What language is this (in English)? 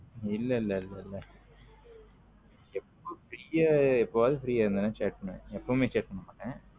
Tamil